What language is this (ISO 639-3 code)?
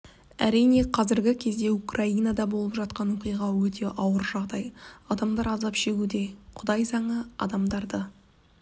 kaz